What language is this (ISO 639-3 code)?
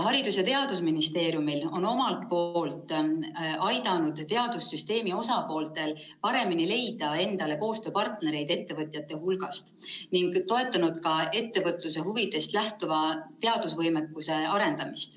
est